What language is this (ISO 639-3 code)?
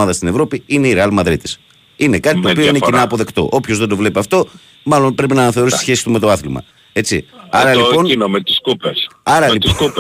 ell